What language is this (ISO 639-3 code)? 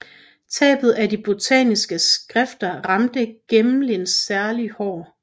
dan